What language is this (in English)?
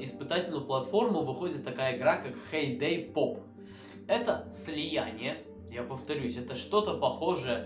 Russian